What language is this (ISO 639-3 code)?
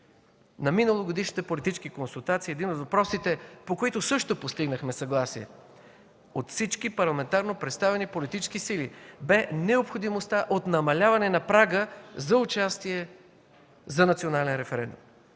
bul